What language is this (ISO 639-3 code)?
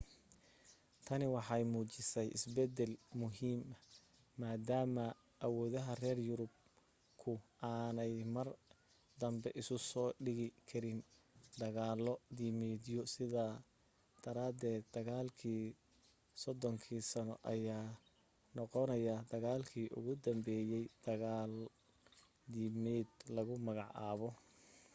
som